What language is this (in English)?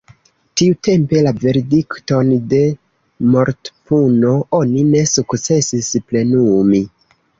Esperanto